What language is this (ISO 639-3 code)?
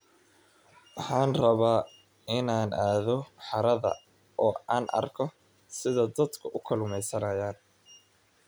som